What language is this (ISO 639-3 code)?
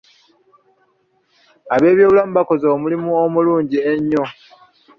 lug